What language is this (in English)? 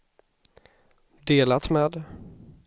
Swedish